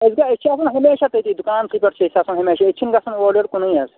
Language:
Kashmiri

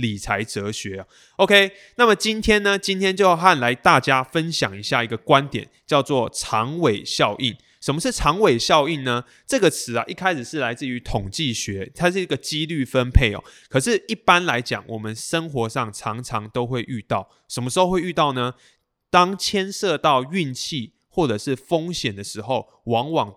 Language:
Chinese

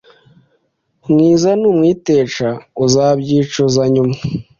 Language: Kinyarwanda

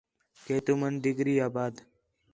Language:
Khetrani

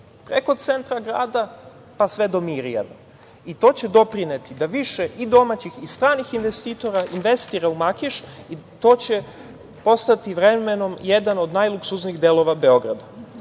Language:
Serbian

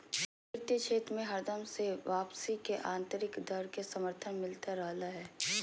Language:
Magahi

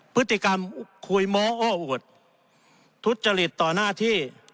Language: Thai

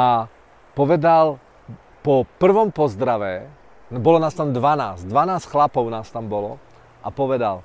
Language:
Czech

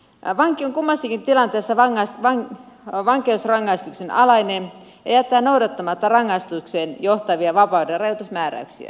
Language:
Finnish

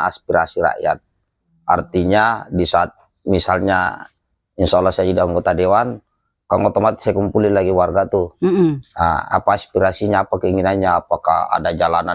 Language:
Indonesian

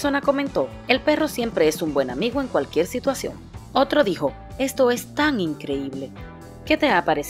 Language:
Spanish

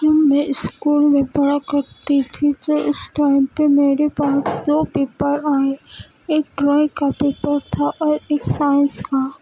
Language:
Urdu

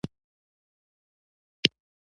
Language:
Pashto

